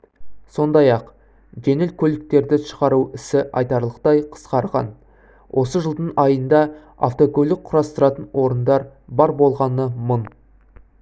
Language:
Kazakh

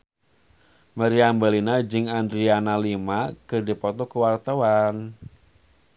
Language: Sundanese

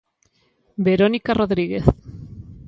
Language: Galician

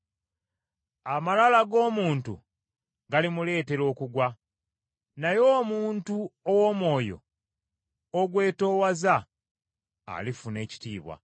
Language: Ganda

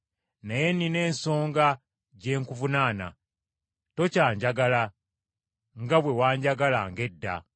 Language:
Ganda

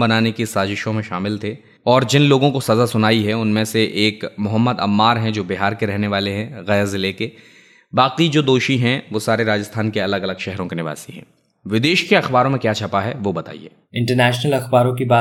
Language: Hindi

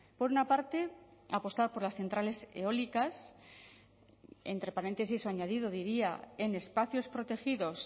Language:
Spanish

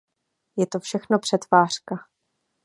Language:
Czech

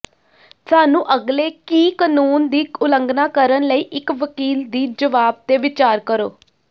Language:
Punjabi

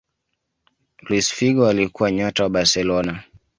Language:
Swahili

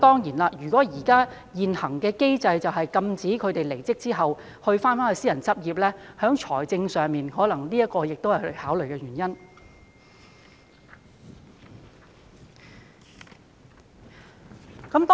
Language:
Cantonese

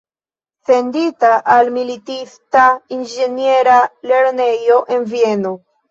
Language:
Esperanto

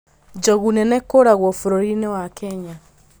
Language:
Kikuyu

